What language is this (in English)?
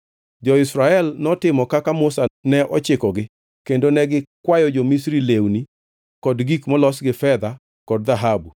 Luo (Kenya and Tanzania)